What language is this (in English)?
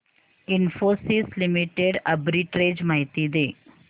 Marathi